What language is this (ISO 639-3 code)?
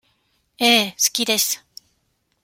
jpn